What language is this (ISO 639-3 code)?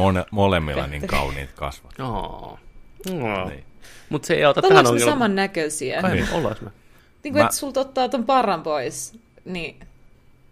fin